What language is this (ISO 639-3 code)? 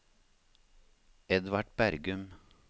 nor